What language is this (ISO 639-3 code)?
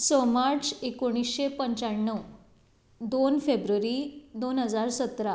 kok